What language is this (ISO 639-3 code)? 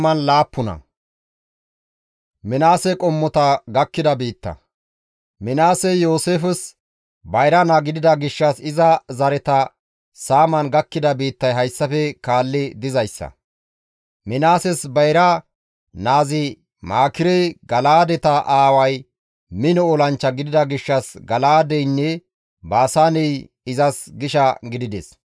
gmv